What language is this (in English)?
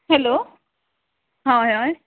Konkani